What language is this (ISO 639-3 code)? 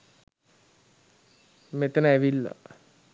sin